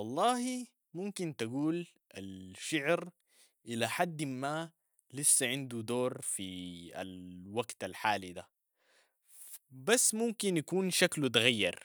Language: Sudanese Arabic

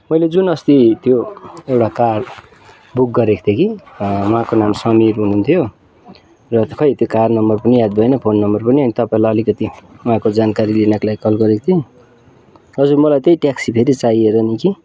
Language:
Nepali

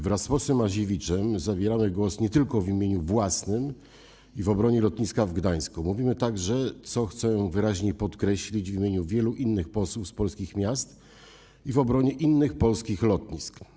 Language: Polish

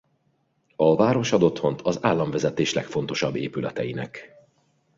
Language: Hungarian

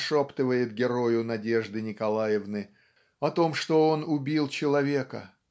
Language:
Russian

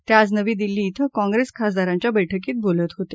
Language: Marathi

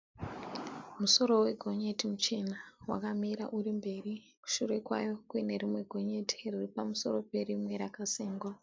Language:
Shona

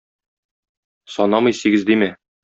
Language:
Tatar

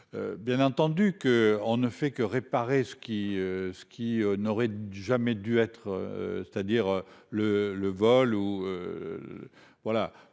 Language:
French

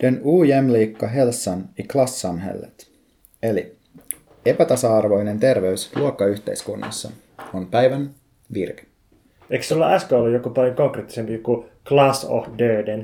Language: Finnish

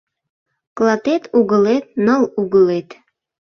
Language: Mari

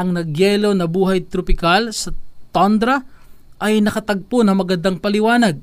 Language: Filipino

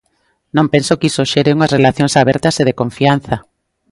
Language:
Galician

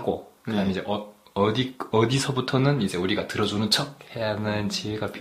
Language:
Korean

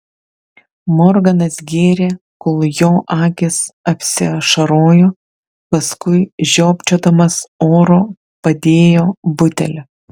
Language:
Lithuanian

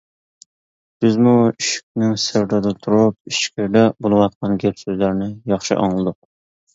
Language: Uyghur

